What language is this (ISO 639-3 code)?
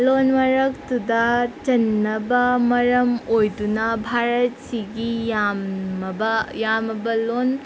mni